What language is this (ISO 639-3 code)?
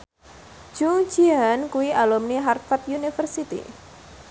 jav